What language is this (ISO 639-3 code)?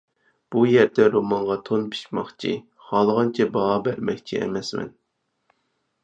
uig